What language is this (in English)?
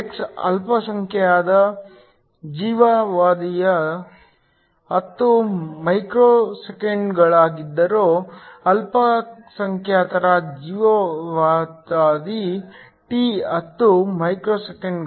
Kannada